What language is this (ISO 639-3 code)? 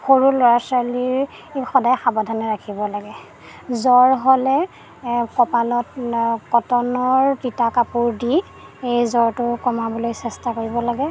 asm